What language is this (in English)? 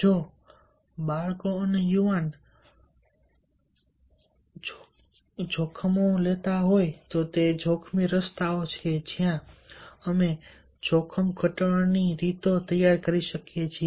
Gujarati